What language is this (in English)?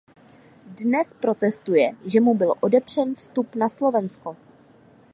Czech